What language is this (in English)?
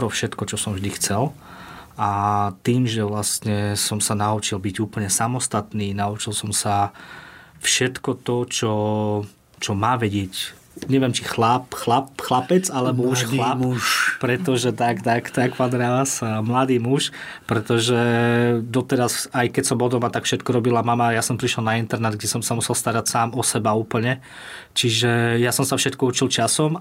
Slovak